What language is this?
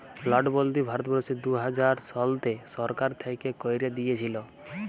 Bangla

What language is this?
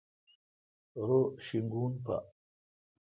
Kalkoti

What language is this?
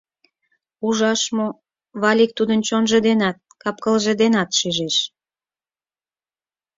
Mari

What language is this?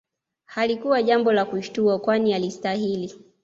Swahili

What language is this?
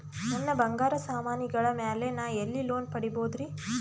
Kannada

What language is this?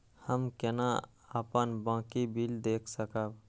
Maithili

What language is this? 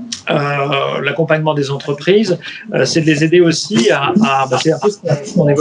French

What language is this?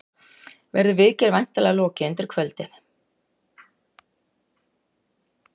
Icelandic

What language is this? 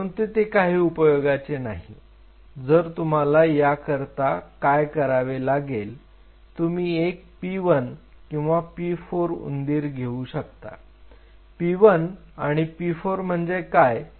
Marathi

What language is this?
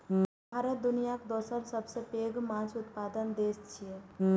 Maithili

